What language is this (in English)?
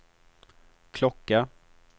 Swedish